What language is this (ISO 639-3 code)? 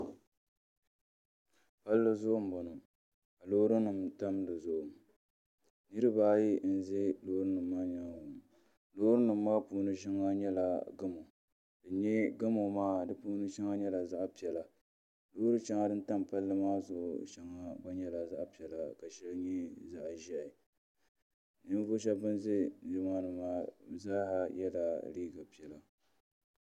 dag